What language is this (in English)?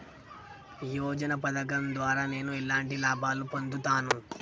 Telugu